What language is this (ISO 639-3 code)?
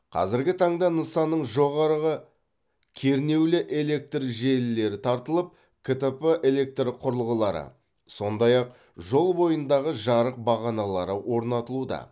kaz